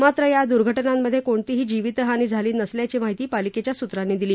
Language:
Marathi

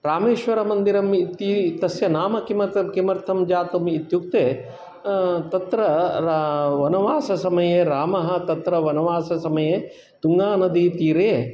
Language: Sanskrit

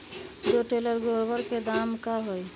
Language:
Magahi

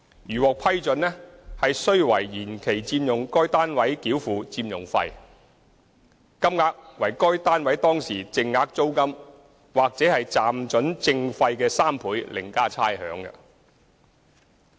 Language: Cantonese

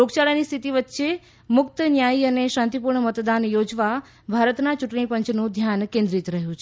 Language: Gujarati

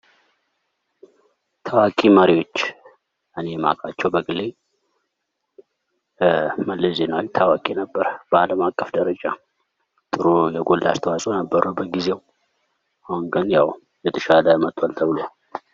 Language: Amharic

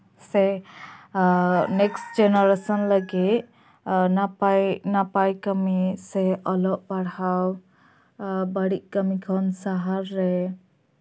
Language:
Santali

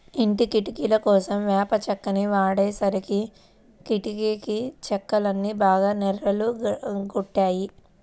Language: Telugu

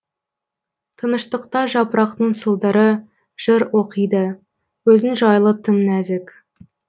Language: Kazakh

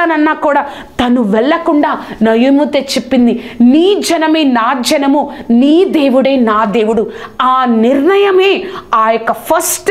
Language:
Telugu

